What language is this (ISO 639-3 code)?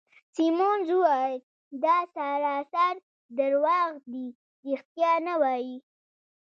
pus